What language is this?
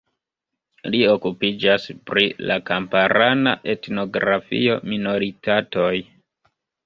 Esperanto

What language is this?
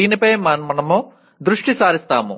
Telugu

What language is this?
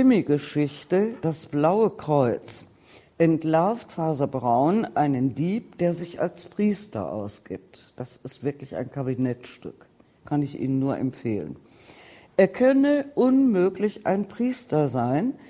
German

